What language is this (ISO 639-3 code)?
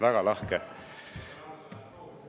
est